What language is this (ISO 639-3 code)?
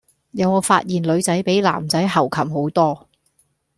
yue